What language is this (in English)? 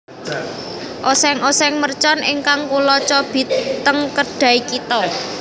Javanese